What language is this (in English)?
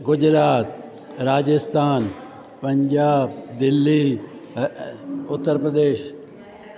Sindhi